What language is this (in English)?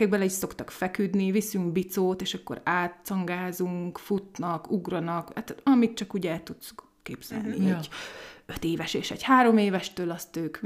Hungarian